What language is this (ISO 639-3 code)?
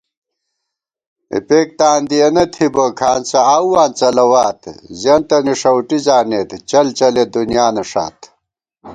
gwt